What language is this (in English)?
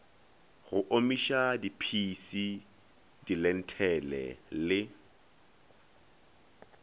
Northern Sotho